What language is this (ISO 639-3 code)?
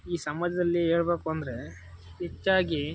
kan